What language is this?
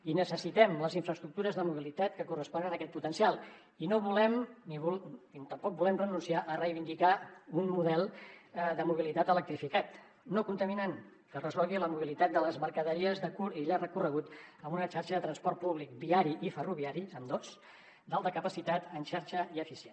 Catalan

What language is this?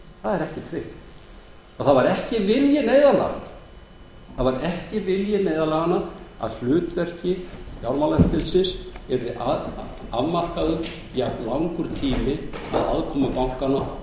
Icelandic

